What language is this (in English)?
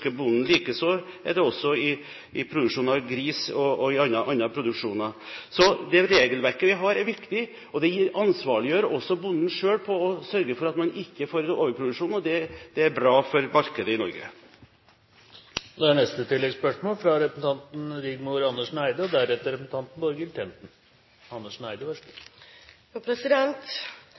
Norwegian